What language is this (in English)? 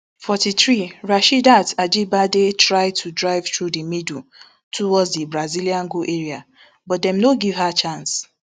Nigerian Pidgin